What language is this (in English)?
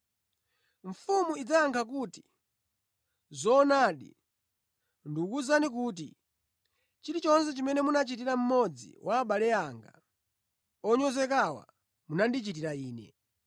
Nyanja